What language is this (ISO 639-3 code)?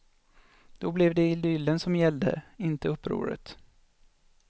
swe